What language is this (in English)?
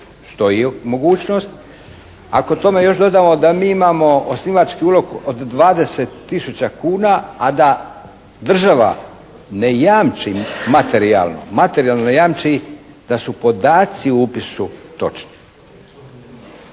Croatian